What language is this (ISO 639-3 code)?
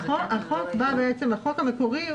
heb